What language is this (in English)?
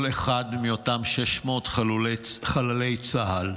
Hebrew